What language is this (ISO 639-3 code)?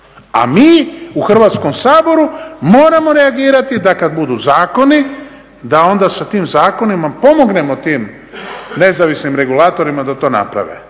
hrv